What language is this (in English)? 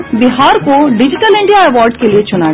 Hindi